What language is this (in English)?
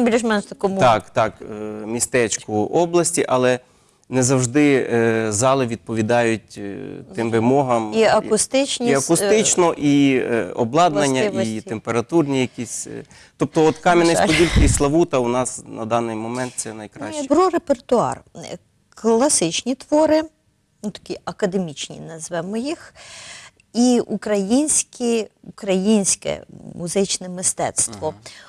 Ukrainian